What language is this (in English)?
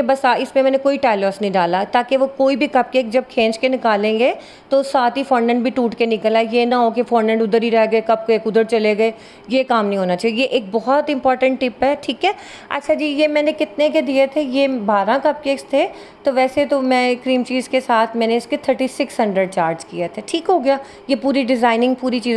Hindi